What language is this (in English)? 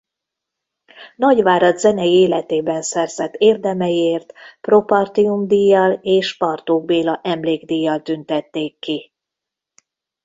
Hungarian